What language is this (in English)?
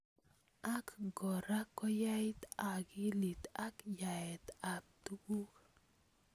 Kalenjin